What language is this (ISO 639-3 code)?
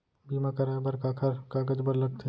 hne